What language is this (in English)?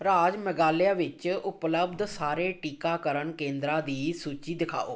Punjabi